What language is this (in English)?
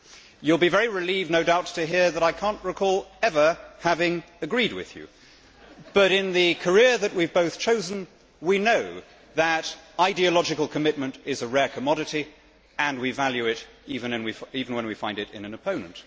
English